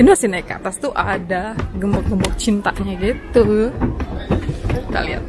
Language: Indonesian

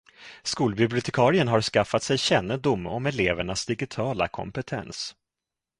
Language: Swedish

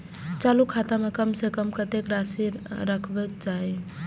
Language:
Maithili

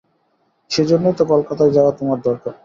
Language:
Bangla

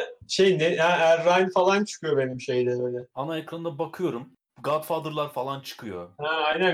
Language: Turkish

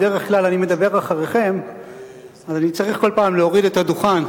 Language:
Hebrew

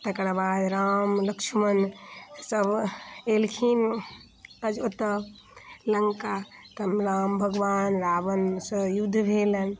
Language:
Maithili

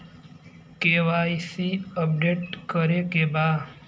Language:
Bhojpuri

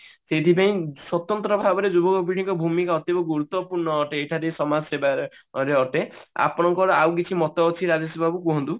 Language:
Odia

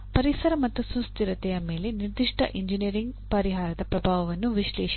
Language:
Kannada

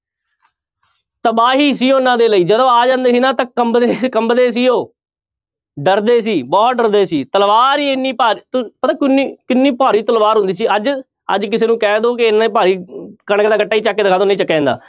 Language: Punjabi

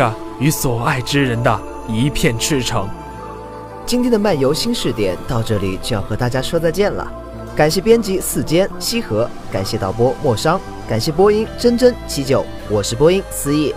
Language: Chinese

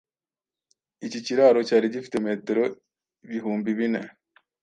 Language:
Kinyarwanda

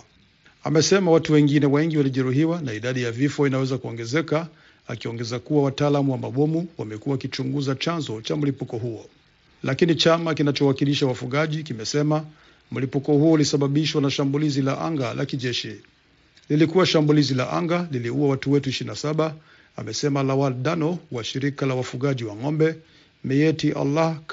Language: Swahili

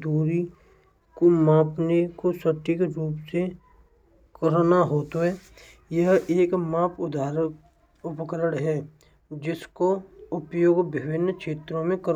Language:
Braj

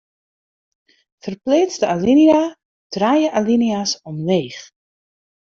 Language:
Western Frisian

